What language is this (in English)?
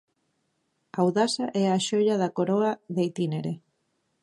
Galician